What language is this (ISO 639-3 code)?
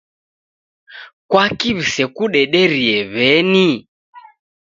dav